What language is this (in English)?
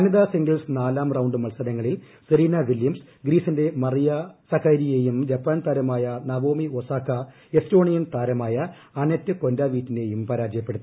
Malayalam